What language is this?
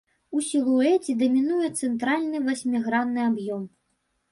Belarusian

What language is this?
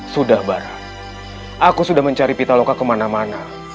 Indonesian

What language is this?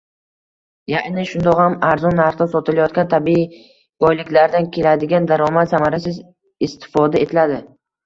Uzbek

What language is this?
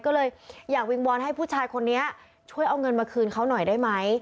Thai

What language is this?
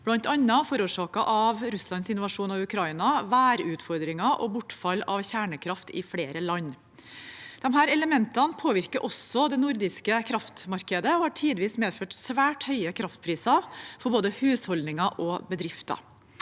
Norwegian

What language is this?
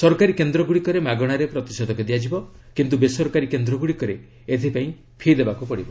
Odia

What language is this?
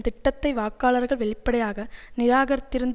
Tamil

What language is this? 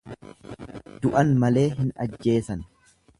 Oromo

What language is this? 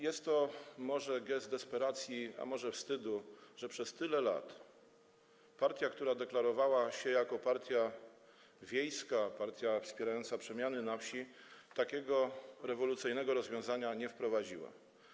Polish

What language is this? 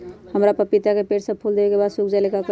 Magahi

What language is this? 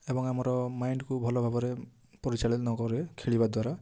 Odia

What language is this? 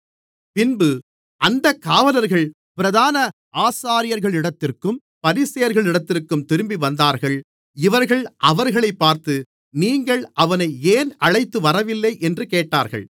Tamil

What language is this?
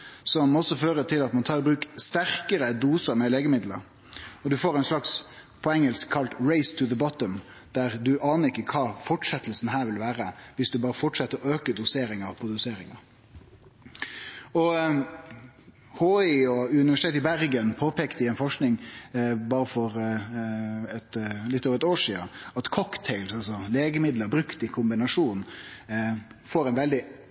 Norwegian Nynorsk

